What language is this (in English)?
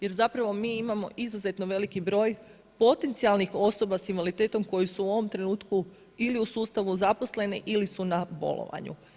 Croatian